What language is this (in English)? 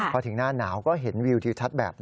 Thai